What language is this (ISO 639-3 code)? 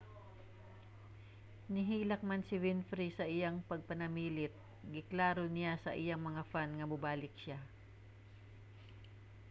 ceb